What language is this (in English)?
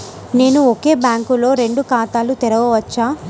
Telugu